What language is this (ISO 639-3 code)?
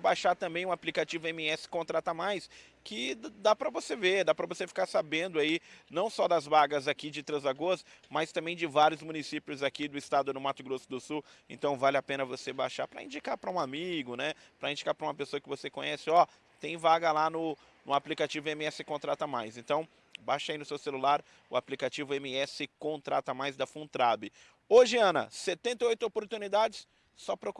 por